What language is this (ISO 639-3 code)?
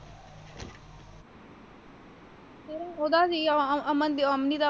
pan